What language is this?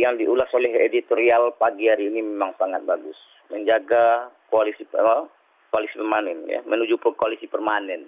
Indonesian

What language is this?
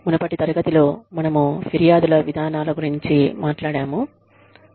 Telugu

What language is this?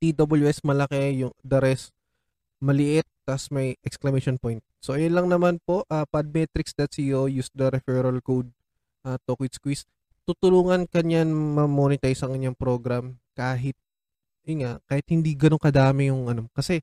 Filipino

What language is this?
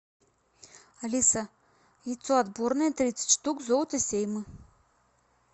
Russian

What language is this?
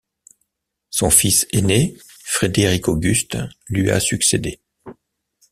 French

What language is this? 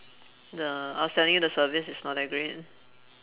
English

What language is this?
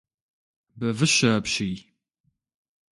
Kabardian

